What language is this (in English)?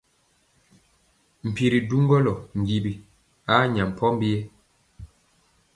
Mpiemo